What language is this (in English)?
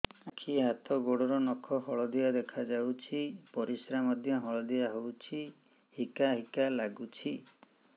Odia